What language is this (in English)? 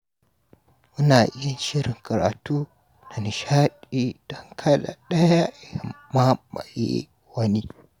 Hausa